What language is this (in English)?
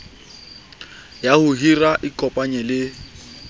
Southern Sotho